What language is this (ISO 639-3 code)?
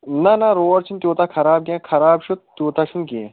kas